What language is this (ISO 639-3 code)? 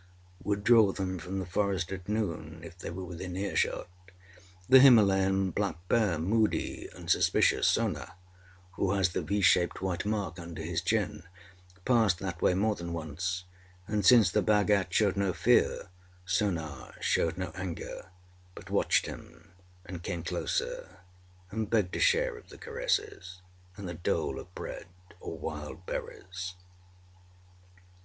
eng